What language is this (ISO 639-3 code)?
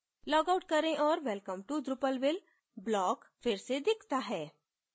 hin